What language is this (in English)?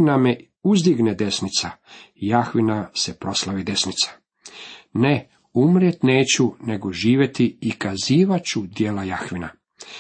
Croatian